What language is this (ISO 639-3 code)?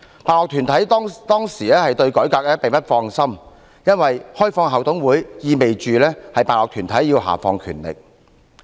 yue